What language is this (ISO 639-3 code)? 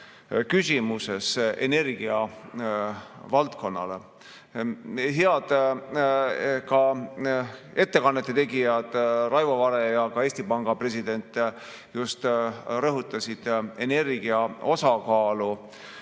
est